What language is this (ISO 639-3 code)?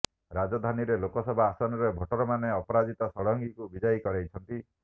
ori